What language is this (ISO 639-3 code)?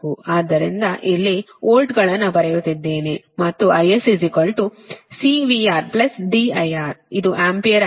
kan